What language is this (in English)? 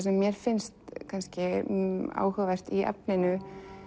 Icelandic